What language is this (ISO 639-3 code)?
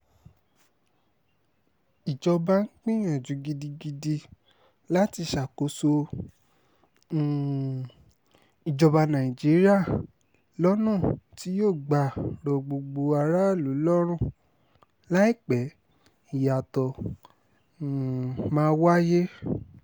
yor